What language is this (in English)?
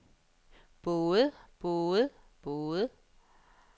Danish